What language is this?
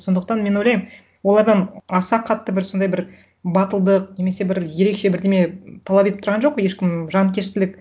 Kazakh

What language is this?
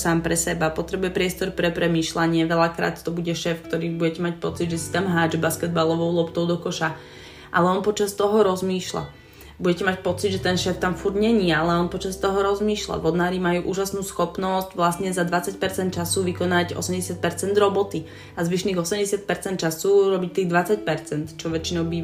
Slovak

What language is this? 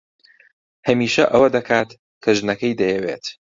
Central Kurdish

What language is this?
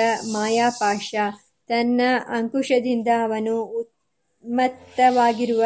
Kannada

